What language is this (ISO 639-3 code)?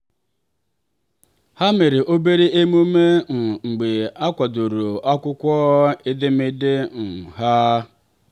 ibo